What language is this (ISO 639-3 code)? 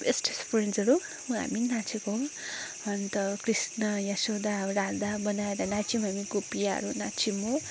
nep